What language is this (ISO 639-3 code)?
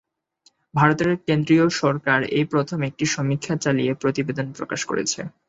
ben